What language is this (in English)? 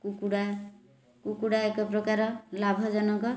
Odia